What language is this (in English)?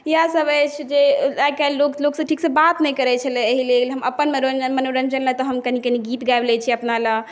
Maithili